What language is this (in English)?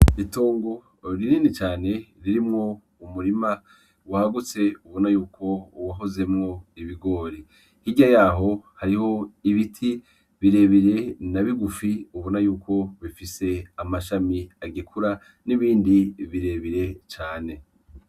Rundi